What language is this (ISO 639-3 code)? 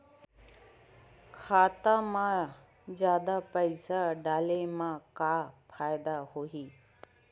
hne